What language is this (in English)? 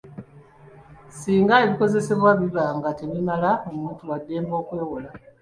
Ganda